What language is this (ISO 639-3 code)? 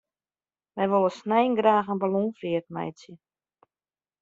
fry